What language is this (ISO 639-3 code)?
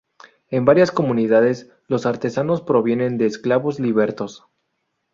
spa